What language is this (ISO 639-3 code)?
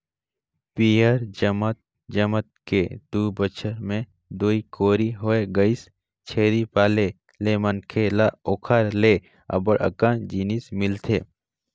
hne